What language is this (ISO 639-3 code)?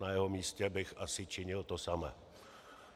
ces